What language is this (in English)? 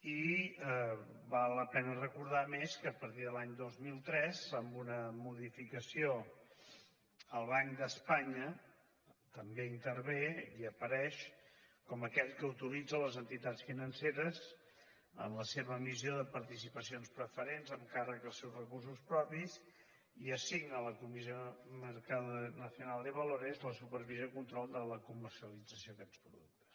Catalan